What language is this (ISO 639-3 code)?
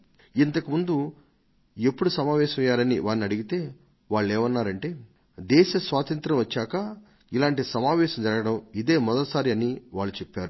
tel